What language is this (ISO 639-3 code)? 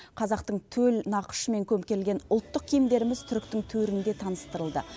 kaz